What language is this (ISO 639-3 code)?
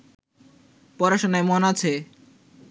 ben